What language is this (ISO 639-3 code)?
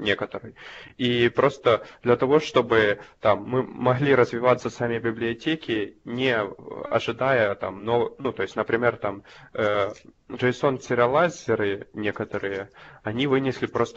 rus